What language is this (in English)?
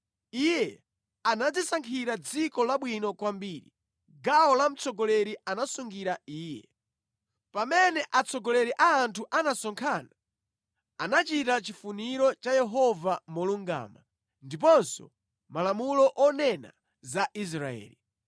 Nyanja